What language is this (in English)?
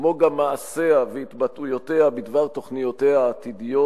Hebrew